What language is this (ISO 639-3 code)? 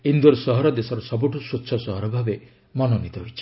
ori